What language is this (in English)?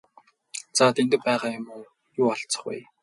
Mongolian